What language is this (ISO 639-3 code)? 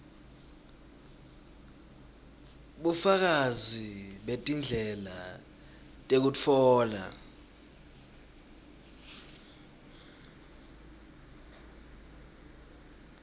ssw